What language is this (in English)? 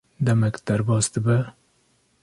Kurdish